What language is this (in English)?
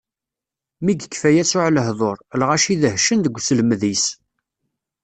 Kabyle